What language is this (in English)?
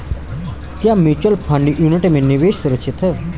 Hindi